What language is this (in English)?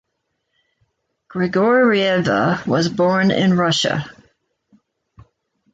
English